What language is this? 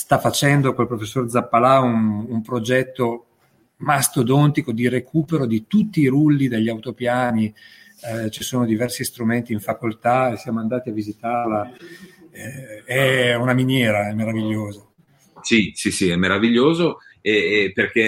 Italian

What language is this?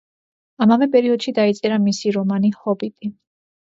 Georgian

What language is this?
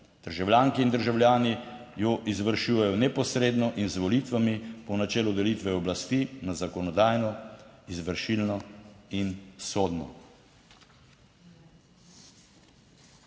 Slovenian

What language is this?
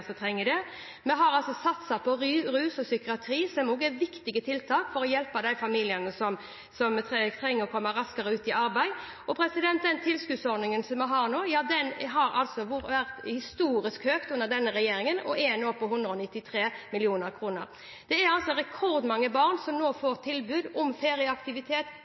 Norwegian Bokmål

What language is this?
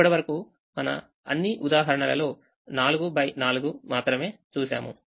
Telugu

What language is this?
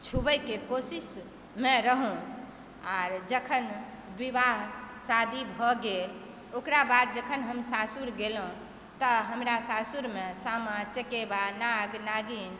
Maithili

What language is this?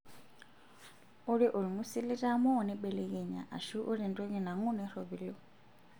Masai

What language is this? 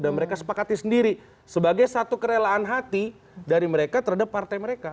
Indonesian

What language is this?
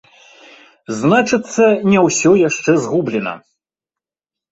Belarusian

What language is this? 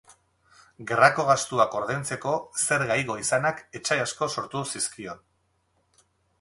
Basque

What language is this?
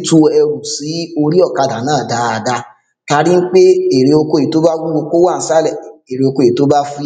Yoruba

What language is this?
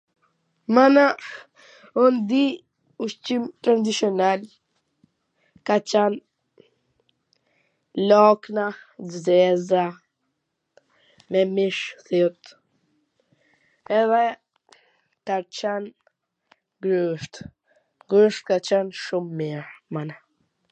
Gheg Albanian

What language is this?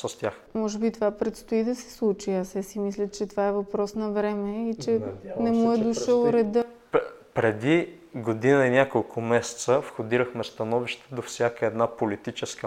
Bulgarian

